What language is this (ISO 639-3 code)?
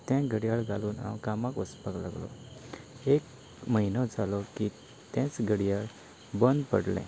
kok